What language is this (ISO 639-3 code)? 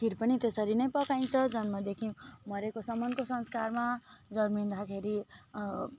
nep